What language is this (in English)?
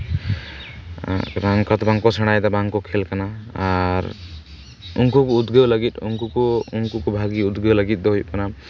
Santali